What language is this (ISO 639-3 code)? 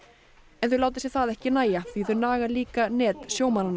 isl